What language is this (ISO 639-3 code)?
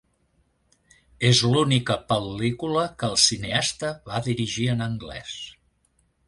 cat